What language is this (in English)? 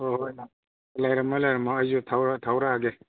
Manipuri